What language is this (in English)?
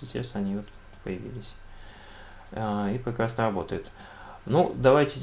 Russian